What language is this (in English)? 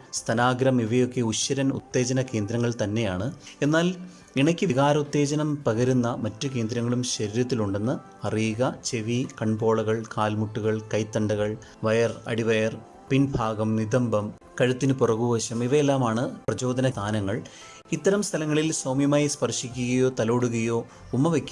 Malayalam